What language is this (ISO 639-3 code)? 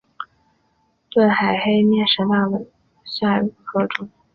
zho